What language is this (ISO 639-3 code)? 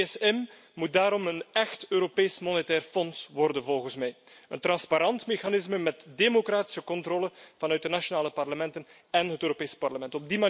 nld